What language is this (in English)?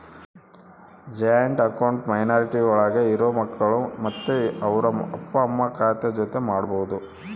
Kannada